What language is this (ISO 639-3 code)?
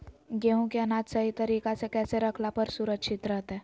mag